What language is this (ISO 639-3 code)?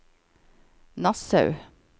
nor